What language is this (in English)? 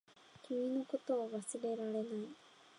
Japanese